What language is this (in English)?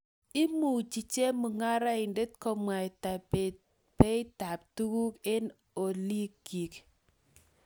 Kalenjin